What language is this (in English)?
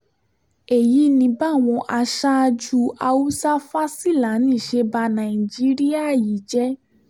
Yoruba